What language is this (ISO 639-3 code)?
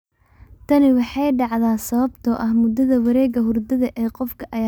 som